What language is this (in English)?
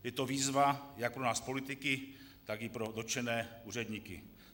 Czech